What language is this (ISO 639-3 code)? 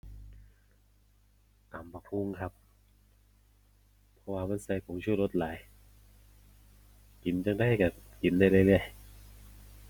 tha